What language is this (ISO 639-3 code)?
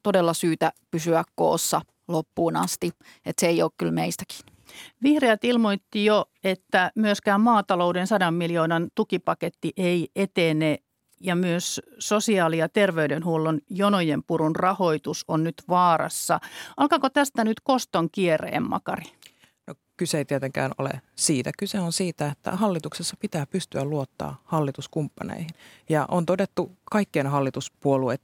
fin